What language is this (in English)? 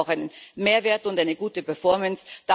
German